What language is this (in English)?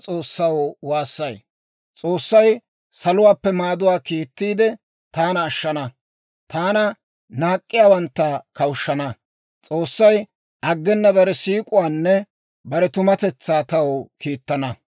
Dawro